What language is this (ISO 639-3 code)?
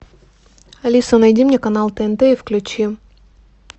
rus